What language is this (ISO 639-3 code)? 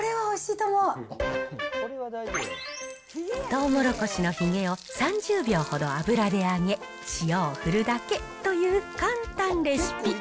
jpn